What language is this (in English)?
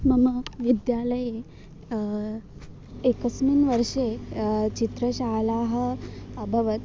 Sanskrit